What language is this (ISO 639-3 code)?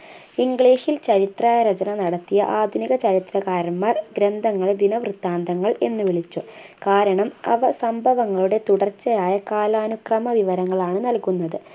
mal